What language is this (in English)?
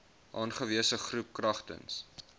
Afrikaans